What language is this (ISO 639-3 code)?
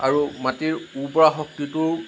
asm